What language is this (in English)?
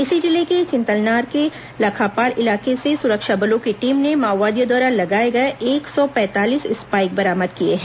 Hindi